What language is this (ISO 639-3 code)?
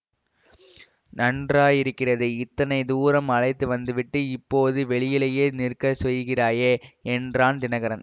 tam